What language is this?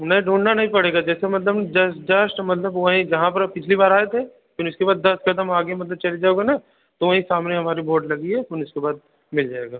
Hindi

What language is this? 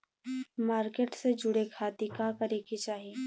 Bhojpuri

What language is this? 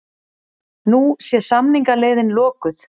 Icelandic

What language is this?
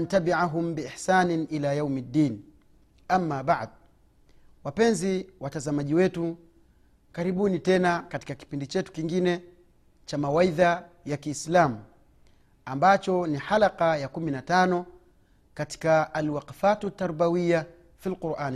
Swahili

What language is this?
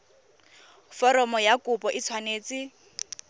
Tswana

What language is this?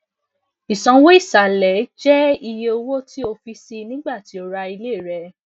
Yoruba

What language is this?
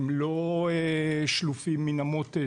Hebrew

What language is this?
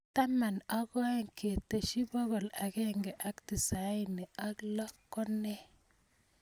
Kalenjin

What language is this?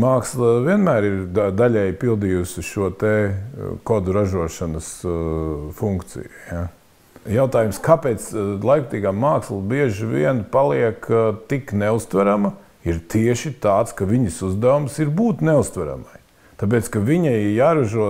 Latvian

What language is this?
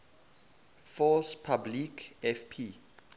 English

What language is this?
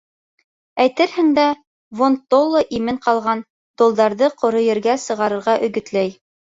Bashkir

